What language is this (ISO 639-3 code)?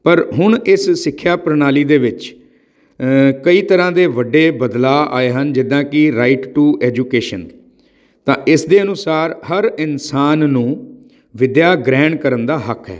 pan